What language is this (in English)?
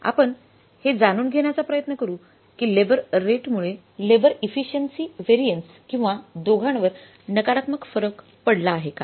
Marathi